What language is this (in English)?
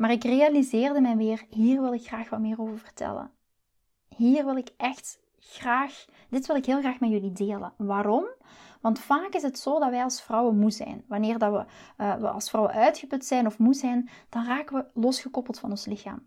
Dutch